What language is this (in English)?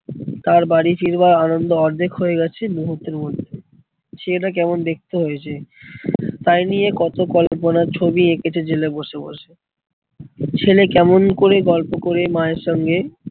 Bangla